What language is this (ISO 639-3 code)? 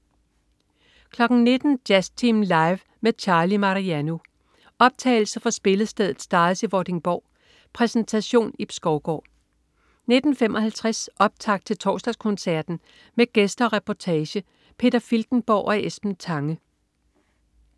dan